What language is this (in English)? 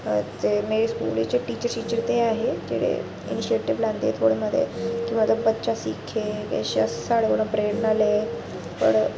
Dogri